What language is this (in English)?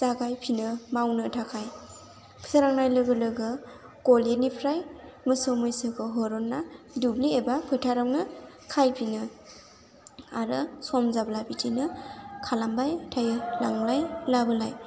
Bodo